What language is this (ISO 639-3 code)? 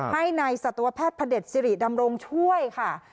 tha